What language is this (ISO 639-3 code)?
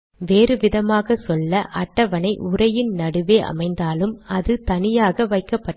tam